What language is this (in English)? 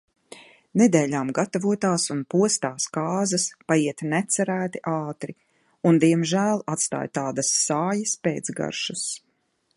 Latvian